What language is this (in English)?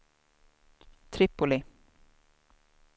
Swedish